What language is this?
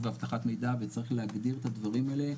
Hebrew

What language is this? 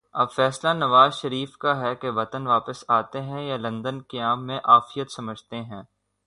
Urdu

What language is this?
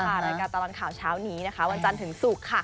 Thai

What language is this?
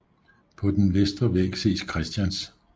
Danish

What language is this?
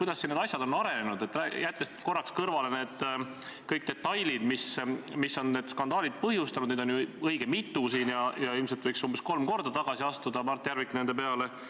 Estonian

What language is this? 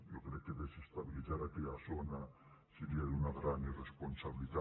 Catalan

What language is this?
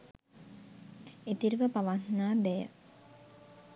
Sinhala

